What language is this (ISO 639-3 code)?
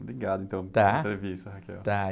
por